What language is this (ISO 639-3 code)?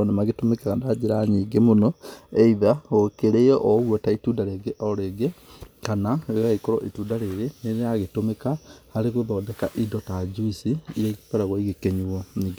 kik